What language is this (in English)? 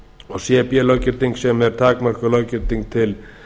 Icelandic